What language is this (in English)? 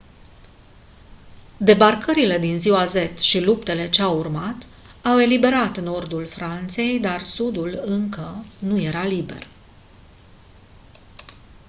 Romanian